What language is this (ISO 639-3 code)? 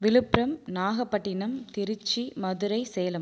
tam